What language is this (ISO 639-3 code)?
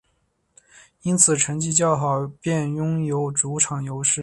zho